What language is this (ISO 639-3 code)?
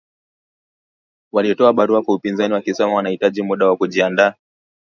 swa